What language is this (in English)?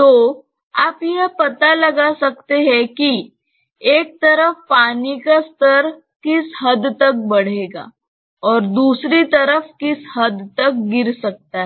Hindi